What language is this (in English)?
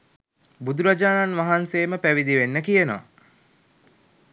Sinhala